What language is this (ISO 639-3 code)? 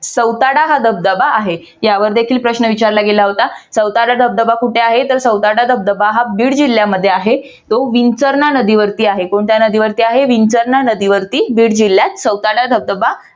mar